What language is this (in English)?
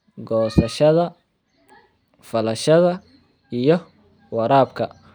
Somali